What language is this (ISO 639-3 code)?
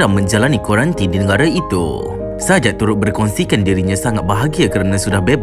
msa